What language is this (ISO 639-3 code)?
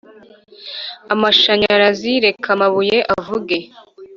kin